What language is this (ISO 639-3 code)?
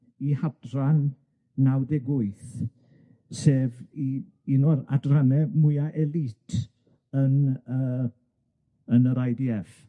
cym